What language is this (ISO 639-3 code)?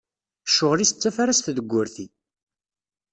kab